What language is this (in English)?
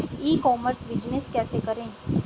Hindi